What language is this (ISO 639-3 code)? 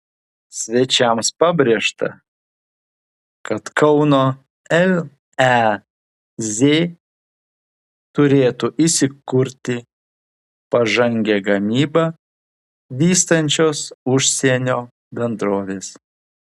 lit